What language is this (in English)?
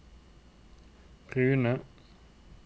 Norwegian